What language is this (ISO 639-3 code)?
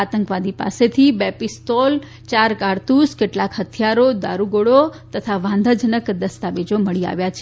guj